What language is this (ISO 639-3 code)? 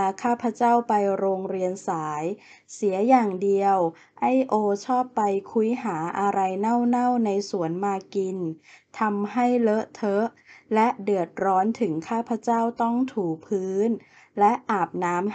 tha